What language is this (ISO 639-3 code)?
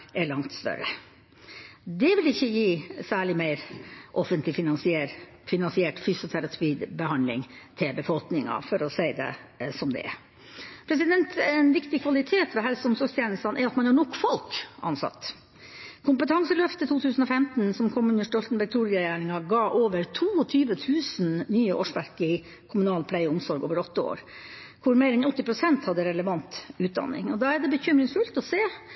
nob